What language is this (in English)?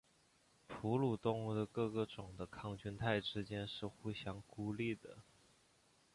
Chinese